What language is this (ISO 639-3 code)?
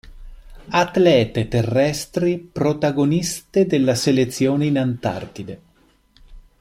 ita